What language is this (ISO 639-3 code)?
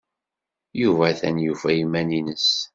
kab